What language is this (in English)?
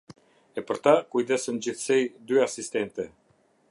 Albanian